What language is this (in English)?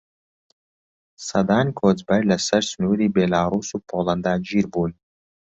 Central Kurdish